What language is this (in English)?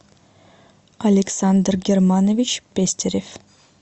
Russian